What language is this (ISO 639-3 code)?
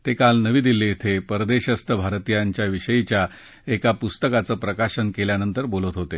mar